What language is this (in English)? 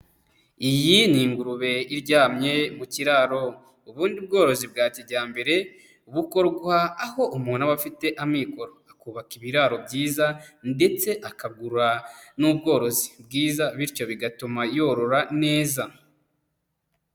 Kinyarwanda